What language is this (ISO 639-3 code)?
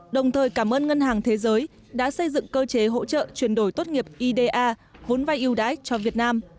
vie